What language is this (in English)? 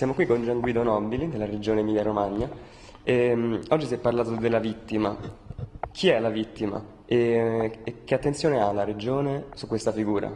Italian